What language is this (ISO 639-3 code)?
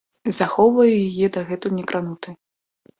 bel